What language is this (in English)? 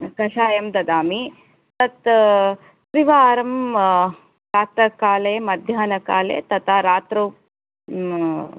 Sanskrit